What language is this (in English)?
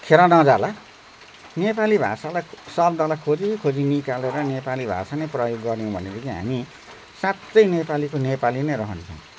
Nepali